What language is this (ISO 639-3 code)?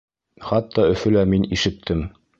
bak